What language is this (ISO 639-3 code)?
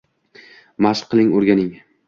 uzb